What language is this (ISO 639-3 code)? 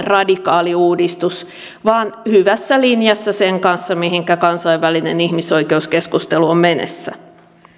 fin